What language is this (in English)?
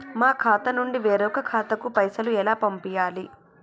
Telugu